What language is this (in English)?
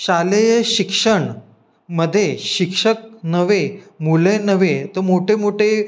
Marathi